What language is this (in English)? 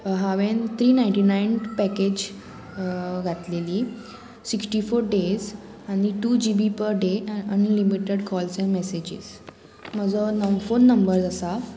Konkani